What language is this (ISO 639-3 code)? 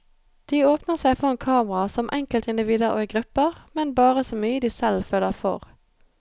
nor